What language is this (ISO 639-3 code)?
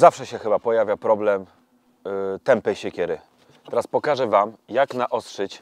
pol